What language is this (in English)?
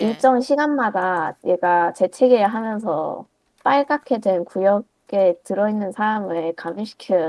Korean